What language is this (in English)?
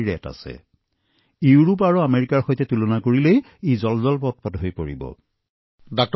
Assamese